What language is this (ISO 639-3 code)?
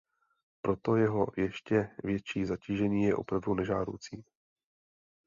ces